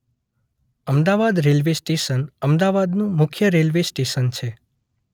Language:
Gujarati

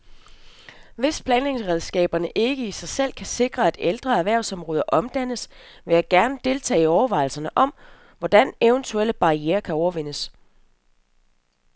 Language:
Danish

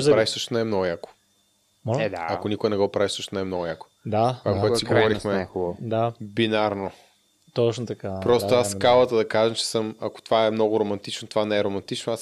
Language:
Bulgarian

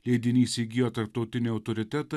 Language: Lithuanian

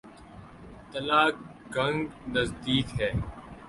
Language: Urdu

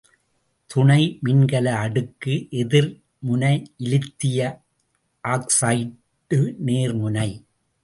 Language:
Tamil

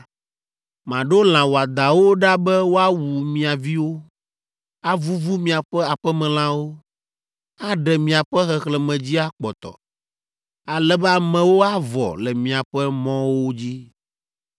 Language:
Ewe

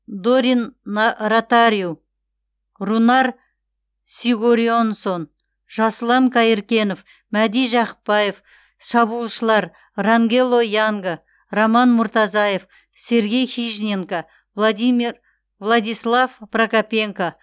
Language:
Kazakh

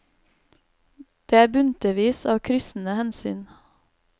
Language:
Norwegian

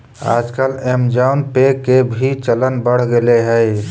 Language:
Magahi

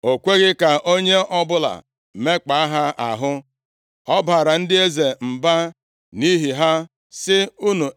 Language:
Igbo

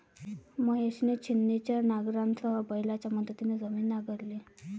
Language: Marathi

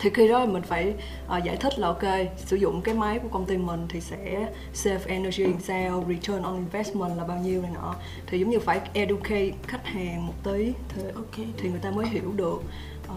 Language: Vietnamese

